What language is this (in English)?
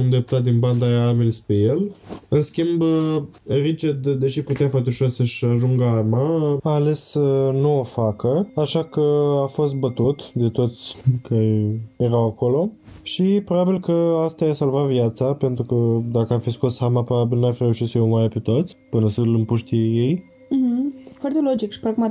Romanian